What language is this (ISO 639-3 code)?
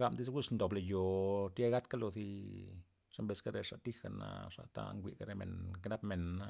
ztp